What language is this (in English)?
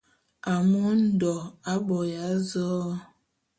Bulu